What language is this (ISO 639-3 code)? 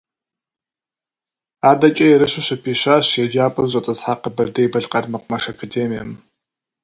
kbd